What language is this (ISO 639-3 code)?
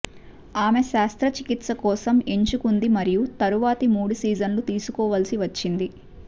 tel